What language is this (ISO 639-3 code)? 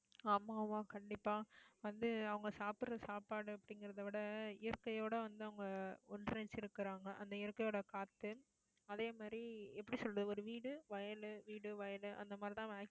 tam